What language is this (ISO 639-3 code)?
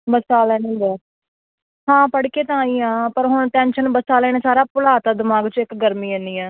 pan